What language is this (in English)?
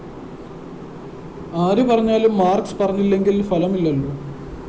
Malayalam